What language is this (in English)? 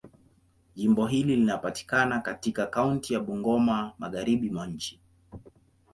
Swahili